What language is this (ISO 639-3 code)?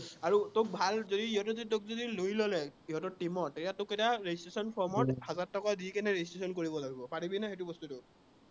asm